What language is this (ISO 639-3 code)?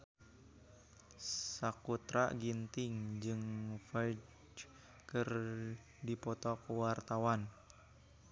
sun